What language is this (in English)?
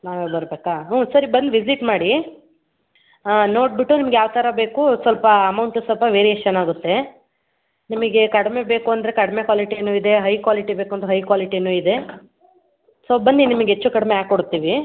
Kannada